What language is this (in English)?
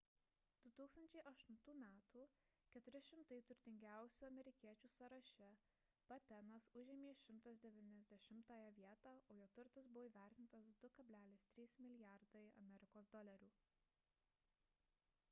Lithuanian